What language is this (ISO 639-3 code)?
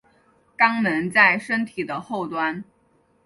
zho